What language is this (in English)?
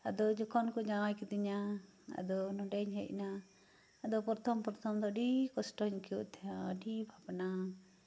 Santali